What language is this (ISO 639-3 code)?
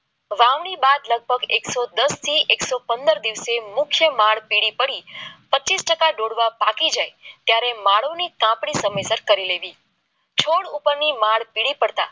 guj